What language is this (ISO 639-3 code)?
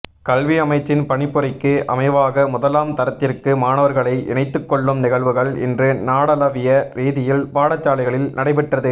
tam